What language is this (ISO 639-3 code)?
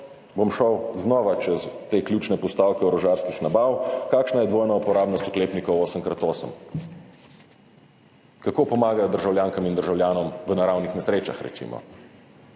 slv